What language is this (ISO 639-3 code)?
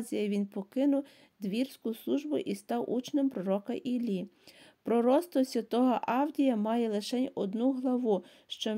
ukr